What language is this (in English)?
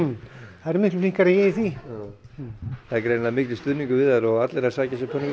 Icelandic